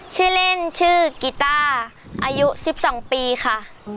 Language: Thai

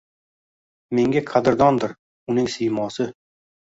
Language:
Uzbek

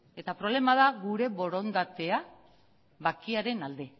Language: Basque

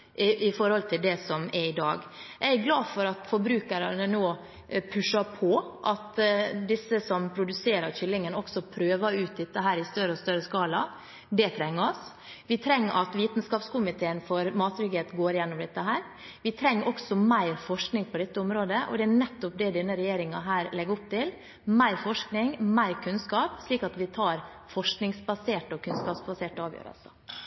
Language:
Norwegian Bokmål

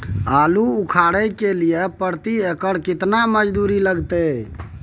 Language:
Maithili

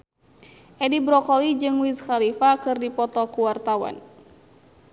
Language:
Sundanese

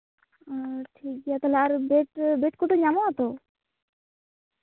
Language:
Santali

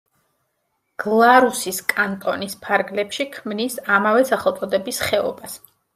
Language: Georgian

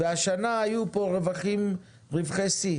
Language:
Hebrew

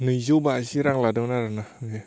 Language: Bodo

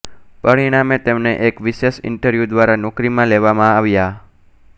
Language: Gujarati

